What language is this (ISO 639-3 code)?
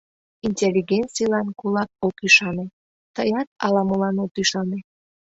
chm